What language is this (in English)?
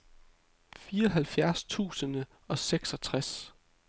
Danish